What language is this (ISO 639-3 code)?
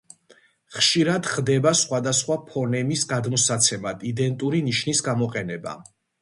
kat